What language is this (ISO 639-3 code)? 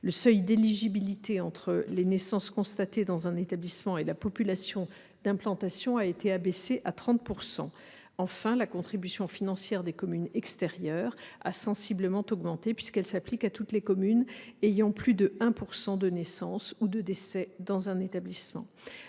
fra